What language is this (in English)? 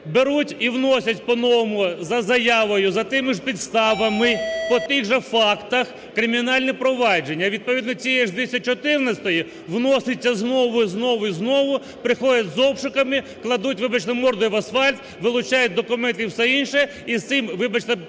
Ukrainian